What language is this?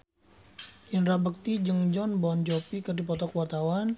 Sundanese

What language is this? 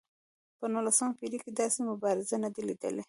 Pashto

